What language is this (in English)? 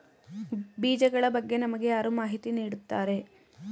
Kannada